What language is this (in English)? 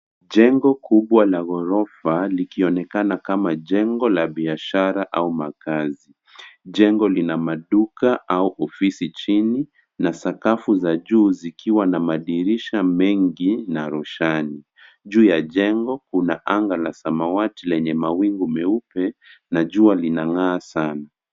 Swahili